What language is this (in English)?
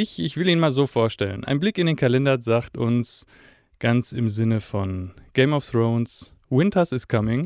German